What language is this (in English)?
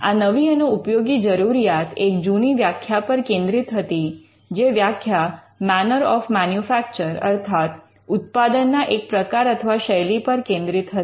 Gujarati